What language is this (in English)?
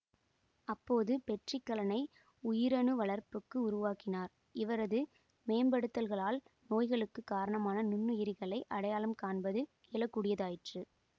Tamil